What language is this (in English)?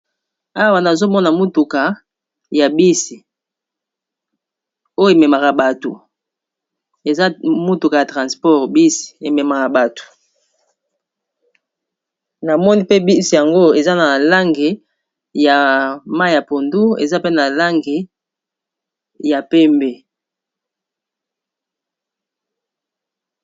Lingala